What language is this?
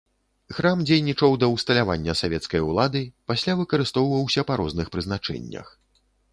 Belarusian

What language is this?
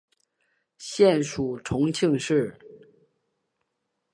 Chinese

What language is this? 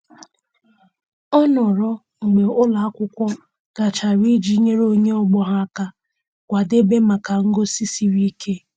Igbo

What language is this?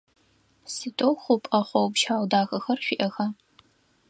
Adyghe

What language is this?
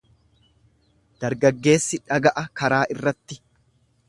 Oromo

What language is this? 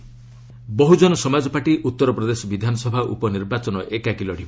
Odia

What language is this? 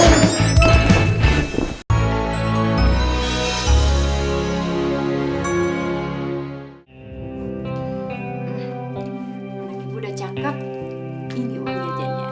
Indonesian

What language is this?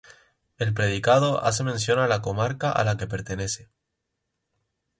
Spanish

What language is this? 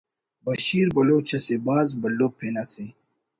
Brahui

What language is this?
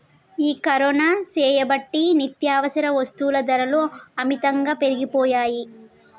Telugu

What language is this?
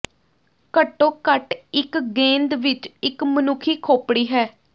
Punjabi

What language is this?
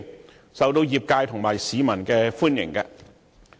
Cantonese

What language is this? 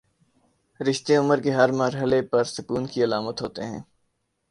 Urdu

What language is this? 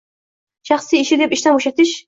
Uzbek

